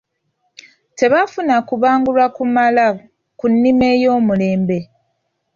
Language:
Ganda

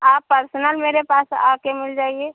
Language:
Hindi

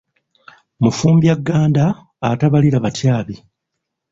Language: Ganda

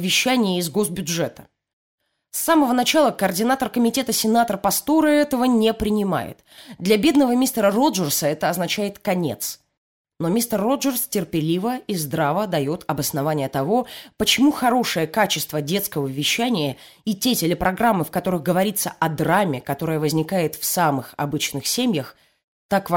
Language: Russian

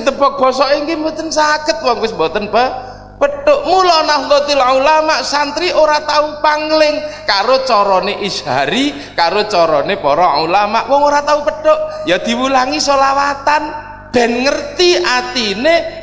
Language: Indonesian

